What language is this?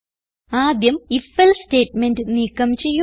Malayalam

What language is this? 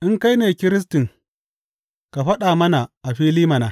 Hausa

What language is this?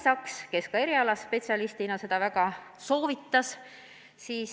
Estonian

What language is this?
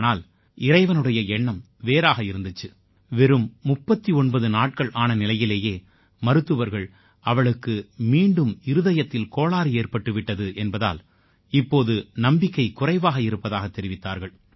Tamil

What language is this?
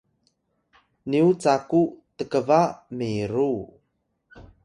Atayal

